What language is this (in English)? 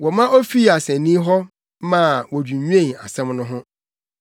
Akan